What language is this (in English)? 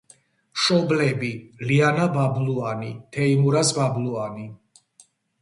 Georgian